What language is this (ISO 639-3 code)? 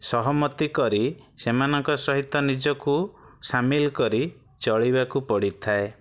ori